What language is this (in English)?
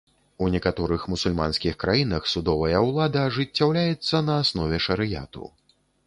Belarusian